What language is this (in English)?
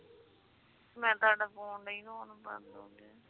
Punjabi